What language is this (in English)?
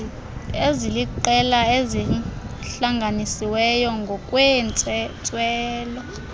Xhosa